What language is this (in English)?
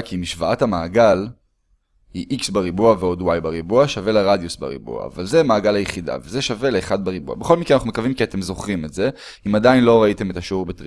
Hebrew